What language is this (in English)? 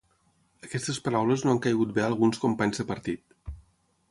Catalan